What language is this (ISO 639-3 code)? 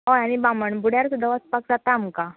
kok